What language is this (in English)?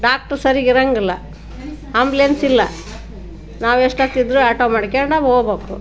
Kannada